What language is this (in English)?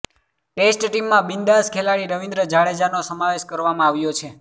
Gujarati